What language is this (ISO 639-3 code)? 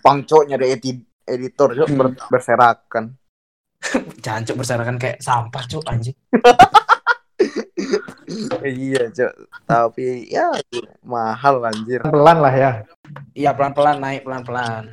ind